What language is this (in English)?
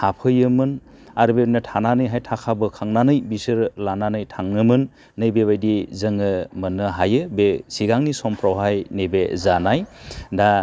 Bodo